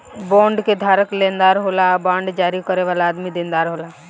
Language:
Bhojpuri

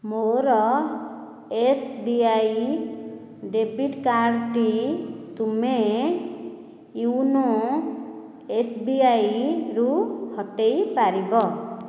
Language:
Odia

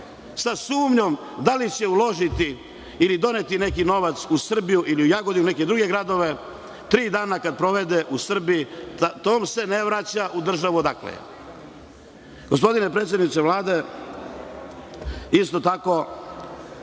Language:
Serbian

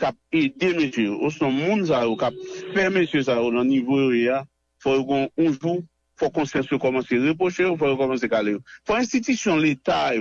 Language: French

